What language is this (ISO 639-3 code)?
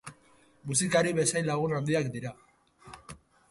eus